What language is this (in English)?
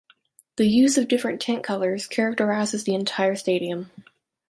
English